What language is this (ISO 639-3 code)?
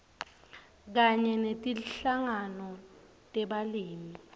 ssw